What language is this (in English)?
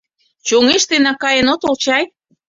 Mari